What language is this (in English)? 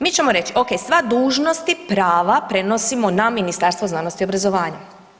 Croatian